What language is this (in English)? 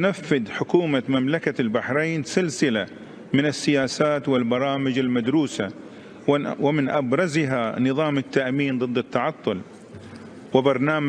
Arabic